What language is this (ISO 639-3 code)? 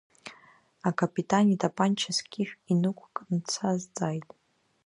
abk